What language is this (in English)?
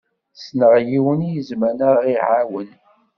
Kabyle